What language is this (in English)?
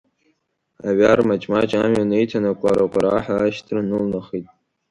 Abkhazian